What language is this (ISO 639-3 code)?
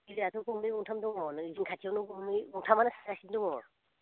brx